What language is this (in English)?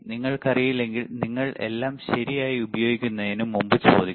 Malayalam